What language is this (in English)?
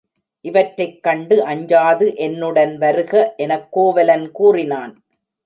Tamil